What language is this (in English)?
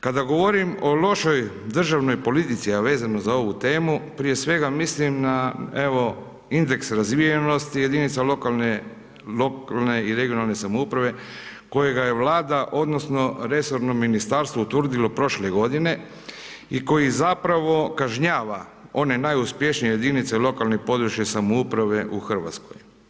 Croatian